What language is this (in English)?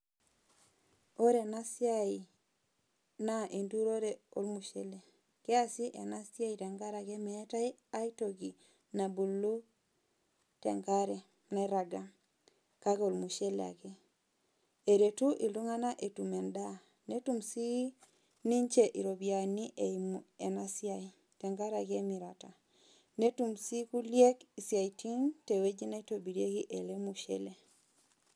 Masai